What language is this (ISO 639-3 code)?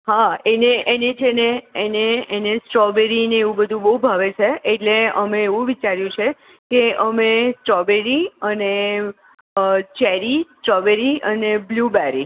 guj